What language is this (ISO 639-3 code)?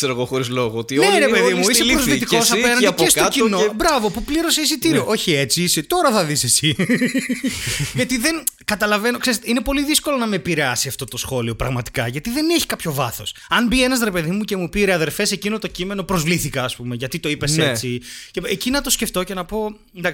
ell